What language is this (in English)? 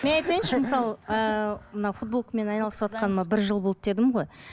Kazakh